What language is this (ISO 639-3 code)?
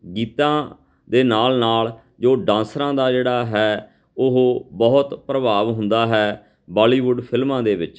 pan